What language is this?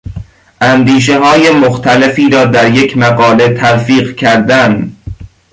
Persian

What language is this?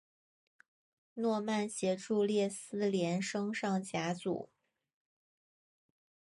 Chinese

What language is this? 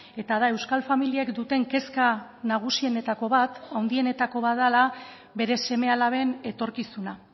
Basque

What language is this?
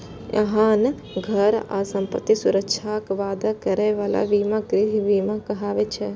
Maithili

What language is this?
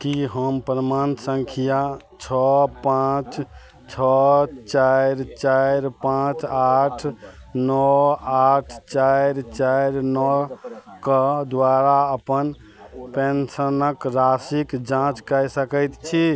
Maithili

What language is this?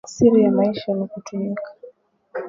Swahili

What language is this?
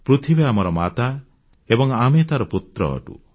Odia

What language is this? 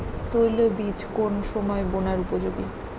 Bangla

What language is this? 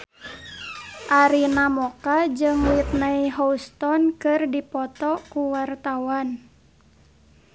Sundanese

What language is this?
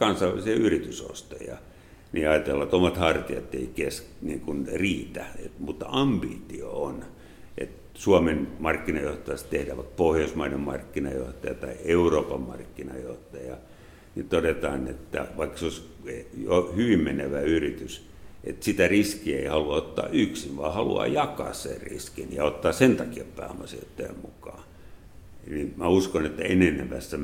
Finnish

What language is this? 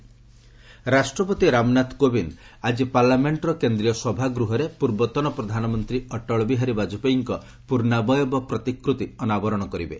Odia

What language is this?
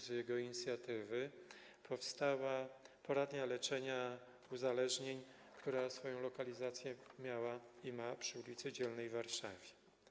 Polish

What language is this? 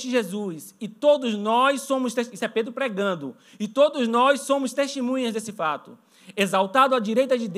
Portuguese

